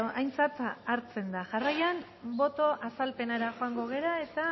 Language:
Basque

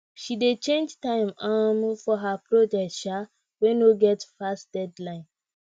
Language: Nigerian Pidgin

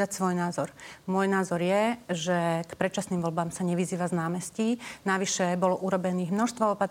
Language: Slovak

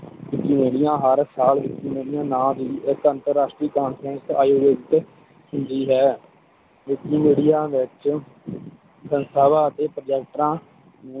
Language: Punjabi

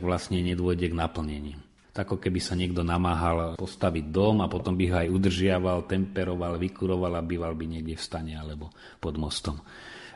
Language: Slovak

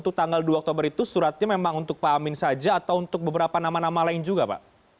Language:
Indonesian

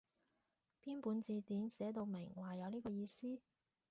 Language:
Cantonese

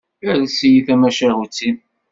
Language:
Kabyle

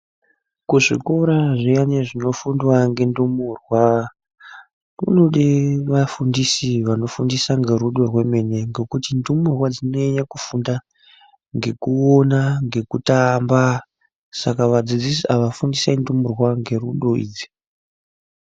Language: Ndau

